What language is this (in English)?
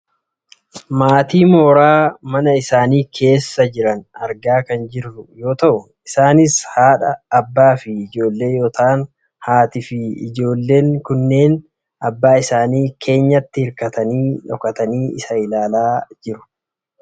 Oromo